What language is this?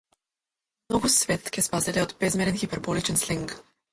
Macedonian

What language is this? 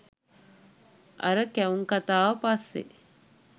Sinhala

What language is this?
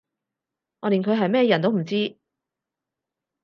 Cantonese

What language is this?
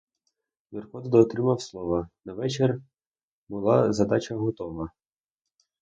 Ukrainian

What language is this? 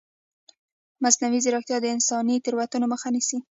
Pashto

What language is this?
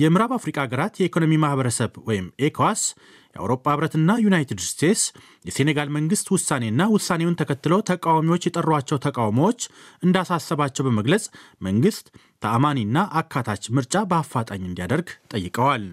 Amharic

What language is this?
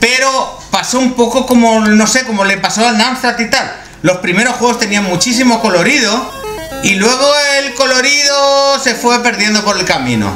Spanish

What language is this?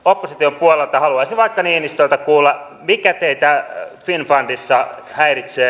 Finnish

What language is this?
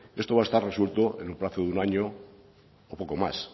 Spanish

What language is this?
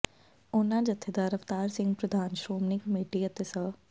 Punjabi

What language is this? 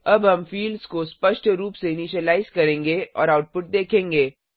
Hindi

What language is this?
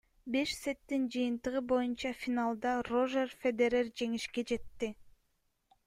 Kyrgyz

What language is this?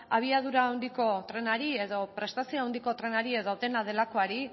Basque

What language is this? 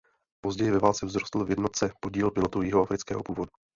Czech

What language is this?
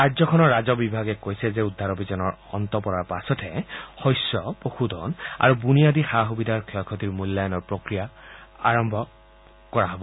Assamese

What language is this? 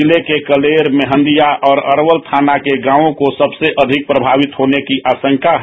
Hindi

